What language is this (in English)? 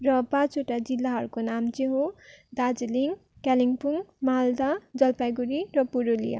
Nepali